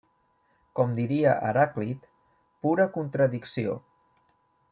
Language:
Catalan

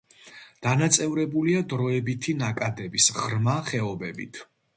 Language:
Georgian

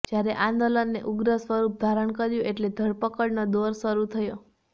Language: Gujarati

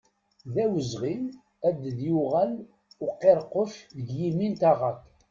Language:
Kabyle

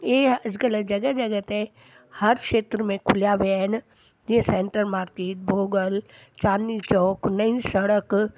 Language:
Sindhi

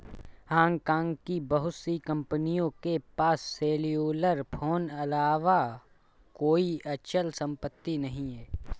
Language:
Hindi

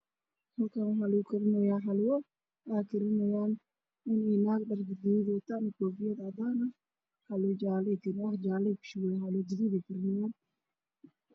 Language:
Somali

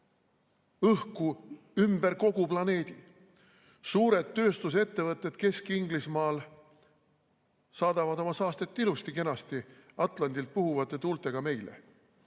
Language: Estonian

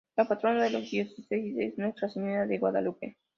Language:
Spanish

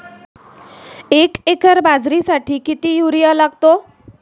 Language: Marathi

